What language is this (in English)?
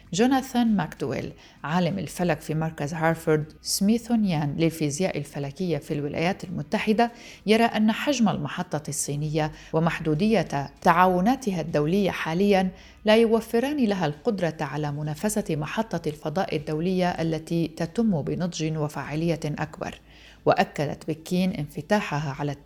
Arabic